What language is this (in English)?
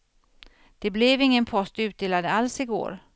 Swedish